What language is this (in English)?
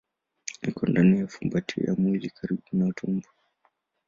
Swahili